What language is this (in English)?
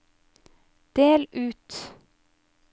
Norwegian